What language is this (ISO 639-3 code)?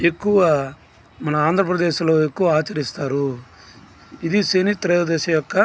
tel